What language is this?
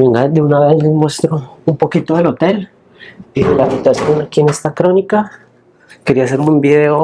Spanish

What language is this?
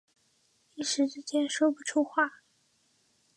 Chinese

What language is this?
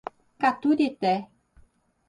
Portuguese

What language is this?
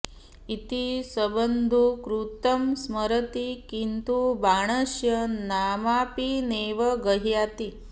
Sanskrit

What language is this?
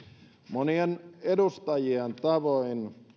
Finnish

